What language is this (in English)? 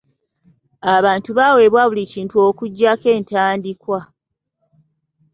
Ganda